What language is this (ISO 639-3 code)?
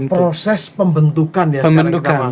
ind